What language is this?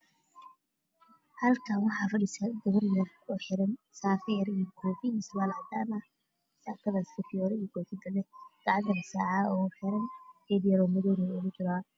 Somali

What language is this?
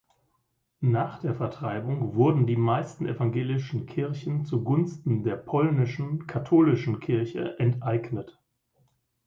German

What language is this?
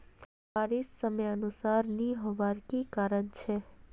Magahi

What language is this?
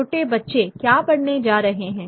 Hindi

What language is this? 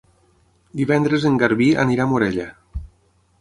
Catalan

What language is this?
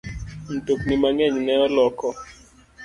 Luo (Kenya and Tanzania)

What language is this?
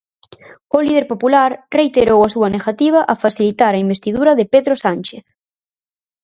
Galician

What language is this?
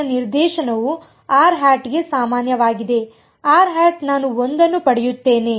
Kannada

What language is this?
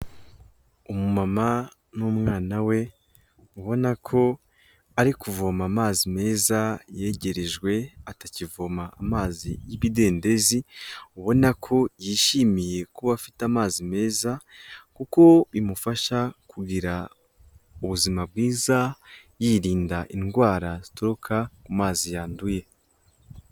Kinyarwanda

